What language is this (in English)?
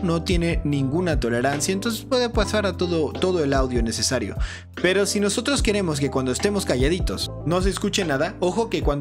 Spanish